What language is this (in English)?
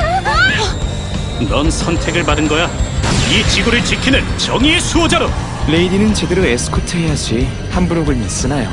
Korean